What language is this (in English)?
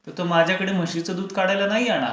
Marathi